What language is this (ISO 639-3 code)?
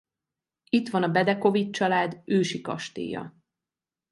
hun